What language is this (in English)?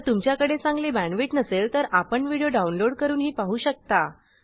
Marathi